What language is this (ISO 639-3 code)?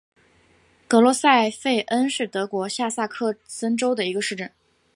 zho